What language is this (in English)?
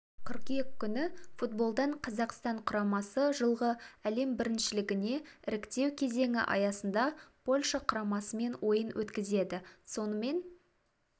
Kazakh